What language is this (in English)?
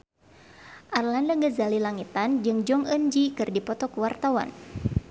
Sundanese